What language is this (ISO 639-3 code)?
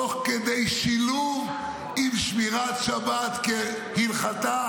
heb